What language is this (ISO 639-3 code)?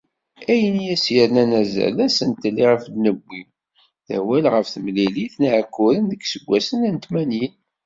kab